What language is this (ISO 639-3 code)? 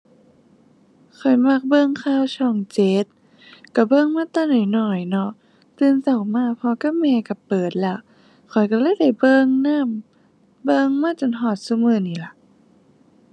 tha